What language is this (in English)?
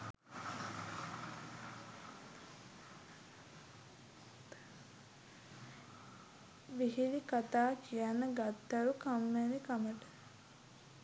Sinhala